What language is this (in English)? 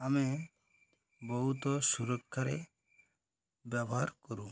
Odia